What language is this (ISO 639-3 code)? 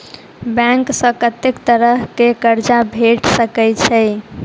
mai